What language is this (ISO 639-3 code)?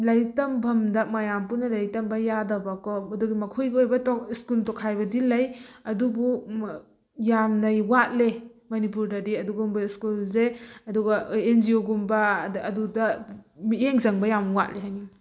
mni